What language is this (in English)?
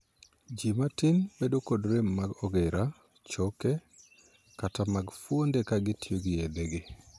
Luo (Kenya and Tanzania)